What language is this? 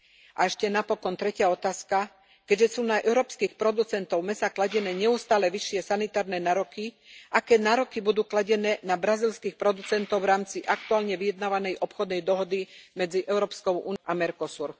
Slovak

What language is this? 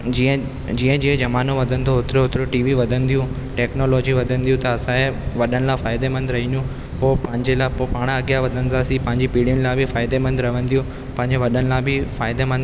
Sindhi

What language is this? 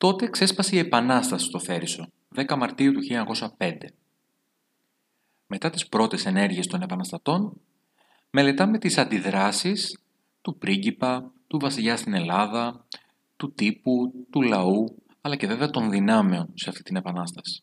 Greek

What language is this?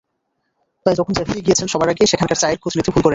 Bangla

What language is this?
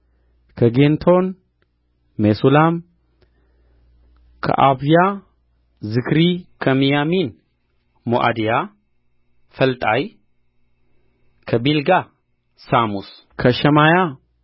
Amharic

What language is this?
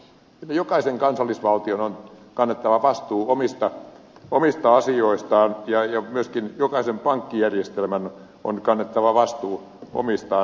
Finnish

